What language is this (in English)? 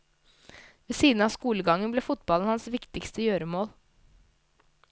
Norwegian